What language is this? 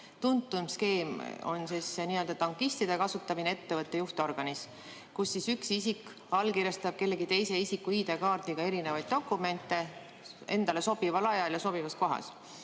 Estonian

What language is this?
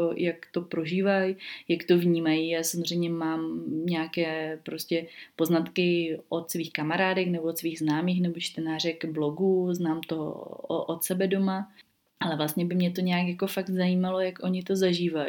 Czech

